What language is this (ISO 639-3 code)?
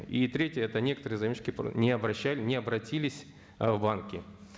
kaz